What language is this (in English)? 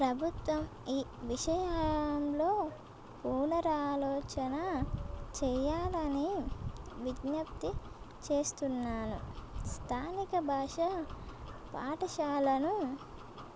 Telugu